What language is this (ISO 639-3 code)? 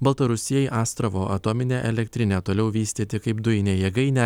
lit